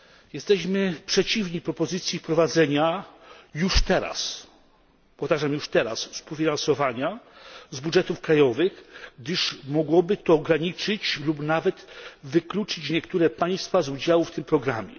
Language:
Polish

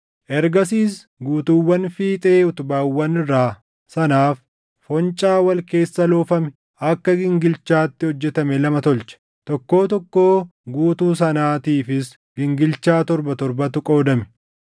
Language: Oromo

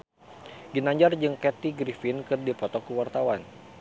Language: Sundanese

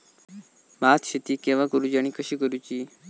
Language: Marathi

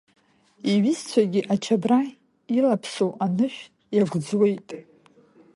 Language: Abkhazian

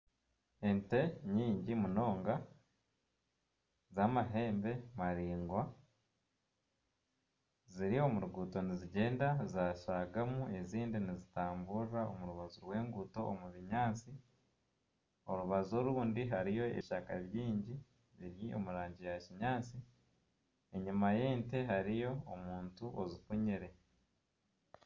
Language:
Nyankole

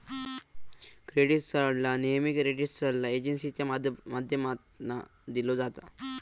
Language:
Marathi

